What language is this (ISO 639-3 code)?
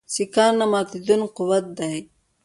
pus